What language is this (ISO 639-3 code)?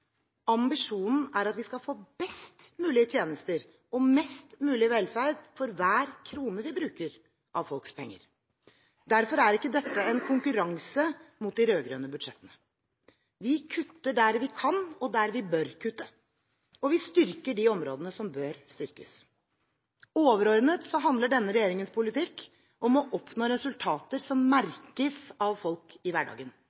nob